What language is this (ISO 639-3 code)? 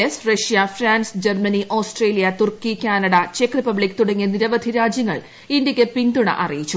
mal